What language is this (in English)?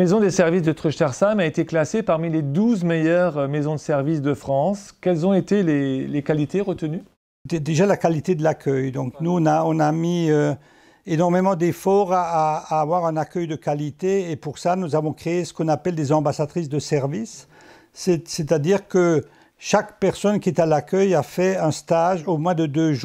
French